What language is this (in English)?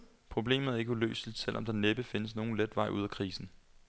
Danish